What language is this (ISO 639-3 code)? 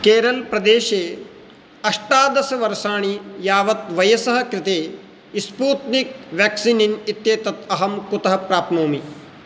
san